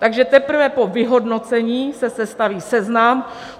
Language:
Czech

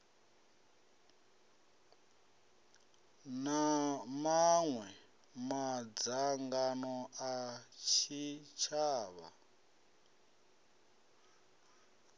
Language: Venda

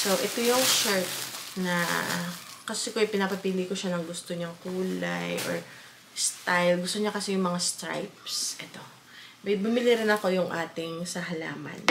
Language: Filipino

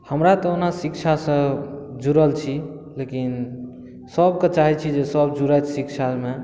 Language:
Maithili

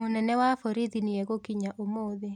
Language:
Kikuyu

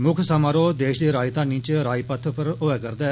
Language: Dogri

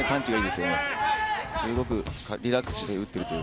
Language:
Japanese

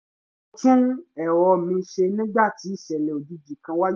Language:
Yoruba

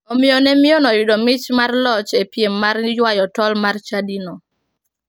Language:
Luo (Kenya and Tanzania)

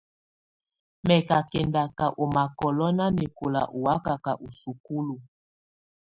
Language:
Tunen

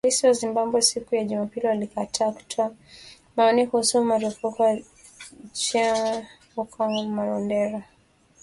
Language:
Swahili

